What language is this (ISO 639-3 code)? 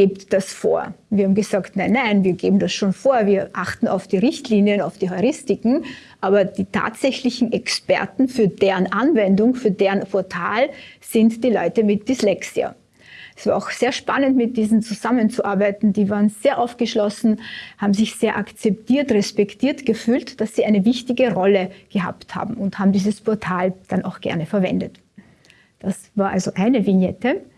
deu